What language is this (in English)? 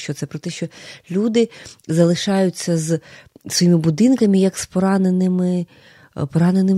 Ukrainian